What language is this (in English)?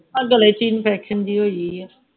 Punjabi